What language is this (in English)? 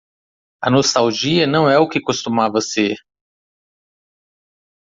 Portuguese